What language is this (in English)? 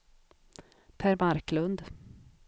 Swedish